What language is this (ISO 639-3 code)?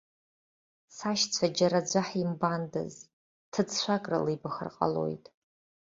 abk